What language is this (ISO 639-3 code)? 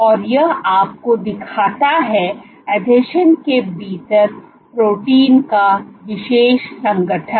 hin